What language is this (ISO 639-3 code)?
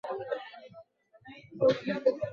swa